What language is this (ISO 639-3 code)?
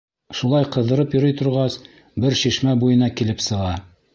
bak